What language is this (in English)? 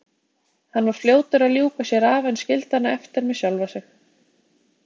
Icelandic